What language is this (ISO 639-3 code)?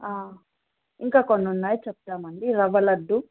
tel